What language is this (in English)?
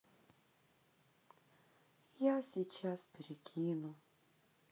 Russian